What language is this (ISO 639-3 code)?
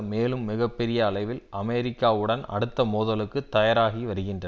tam